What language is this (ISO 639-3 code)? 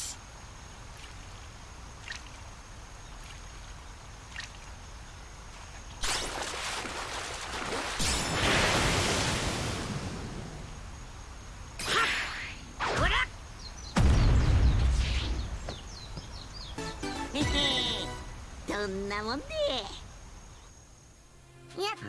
jpn